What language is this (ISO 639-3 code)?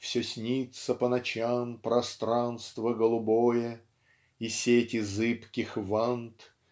rus